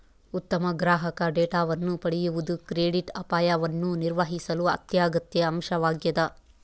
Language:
Kannada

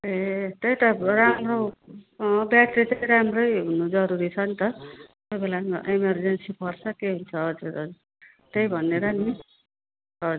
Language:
Nepali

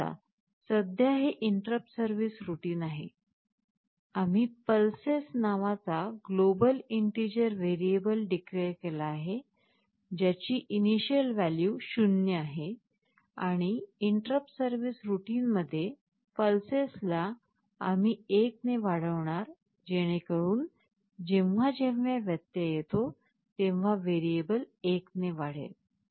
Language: Marathi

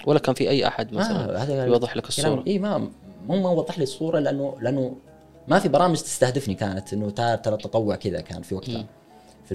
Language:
Arabic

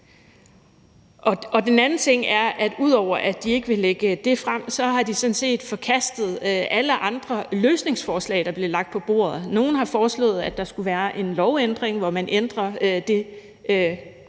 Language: Danish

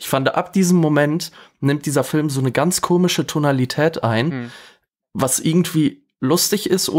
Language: German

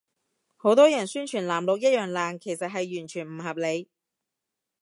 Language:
Cantonese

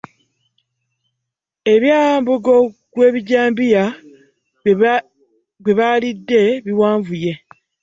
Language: Ganda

